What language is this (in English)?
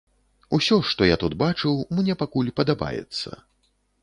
Belarusian